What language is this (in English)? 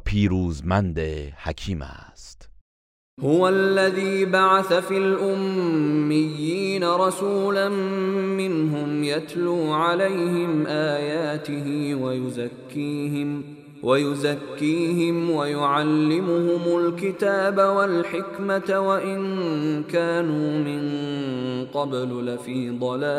Persian